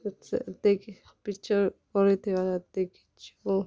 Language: Odia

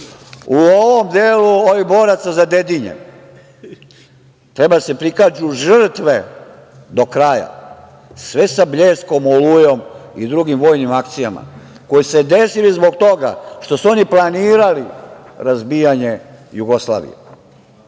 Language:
Serbian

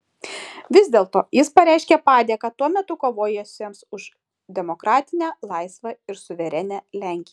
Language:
Lithuanian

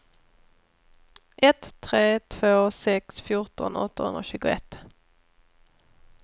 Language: Swedish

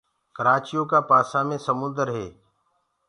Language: Gurgula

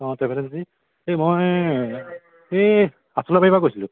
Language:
Assamese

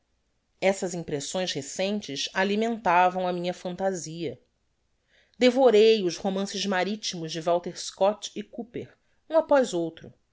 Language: Portuguese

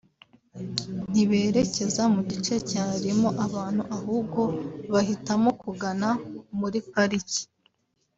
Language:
Kinyarwanda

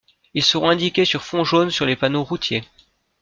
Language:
French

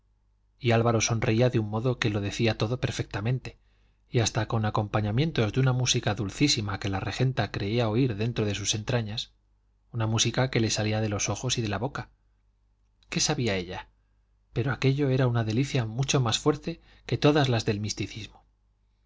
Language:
Spanish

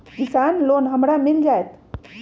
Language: Magahi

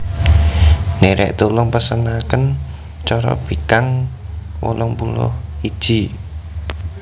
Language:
Javanese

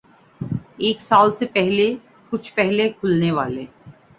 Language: Urdu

